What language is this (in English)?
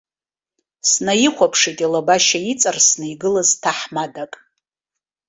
Abkhazian